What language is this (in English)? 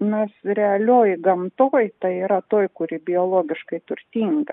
Lithuanian